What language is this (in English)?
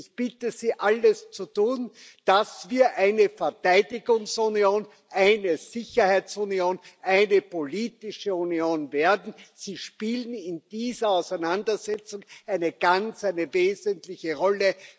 German